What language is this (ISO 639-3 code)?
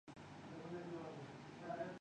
urd